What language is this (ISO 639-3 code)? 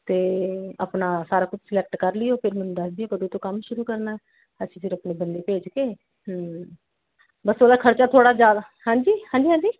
pan